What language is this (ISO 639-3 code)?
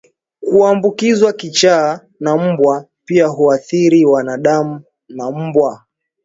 swa